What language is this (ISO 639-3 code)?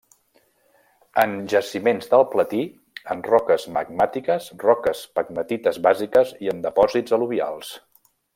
cat